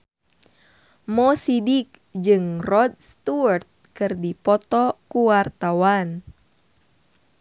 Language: Sundanese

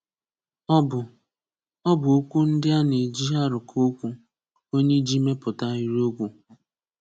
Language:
Igbo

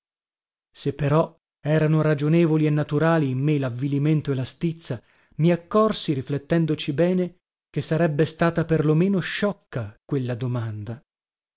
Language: Italian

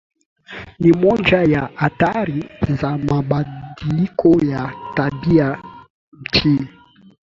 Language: Swahili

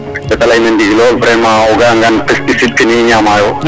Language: Serer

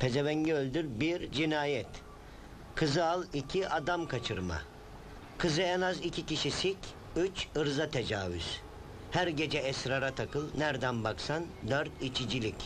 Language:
Turkish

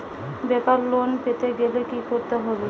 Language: Bangla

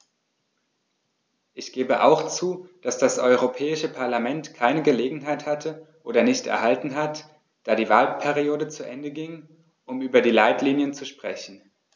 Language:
German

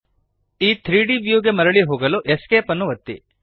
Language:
Kannada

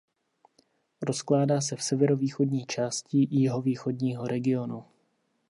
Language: Czech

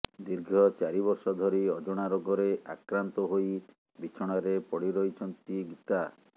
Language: Odia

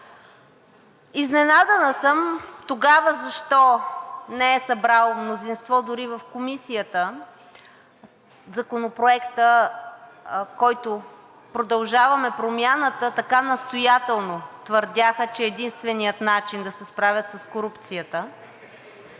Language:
Bulgarian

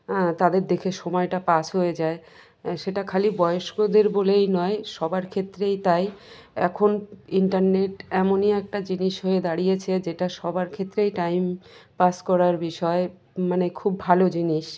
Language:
Bangla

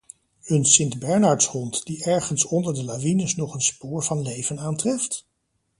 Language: Dutch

